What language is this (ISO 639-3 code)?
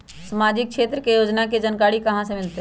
mag